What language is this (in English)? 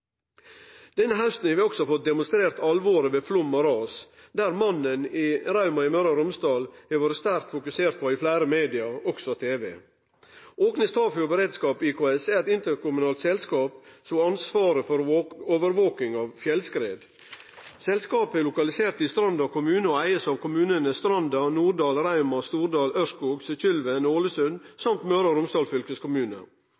Norwegian Nynorsk